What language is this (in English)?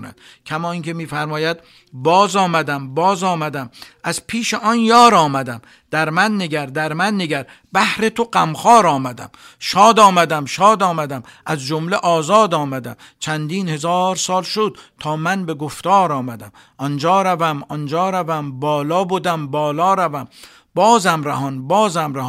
Persian